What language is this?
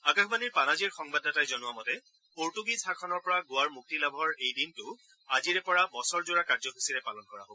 Assamese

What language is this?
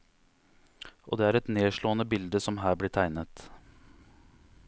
Norwegian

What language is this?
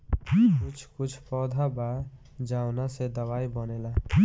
Bhojpuri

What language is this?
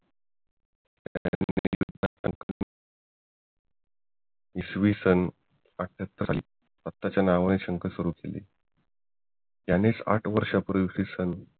Marathi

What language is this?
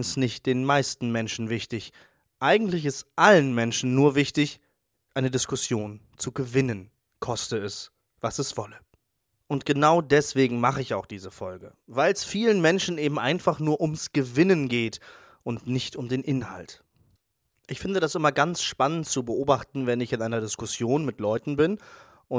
German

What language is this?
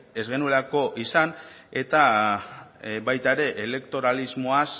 Basque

